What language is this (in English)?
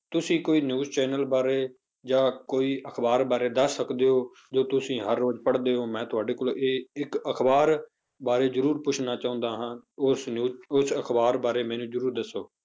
Punjabi